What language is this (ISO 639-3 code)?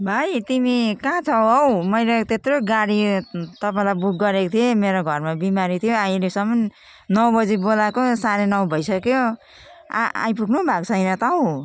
nep